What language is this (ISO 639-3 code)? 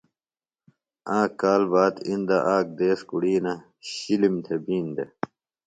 phl